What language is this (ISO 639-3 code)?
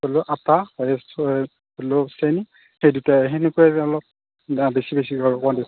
asm